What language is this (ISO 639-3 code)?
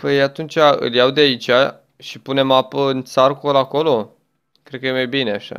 ron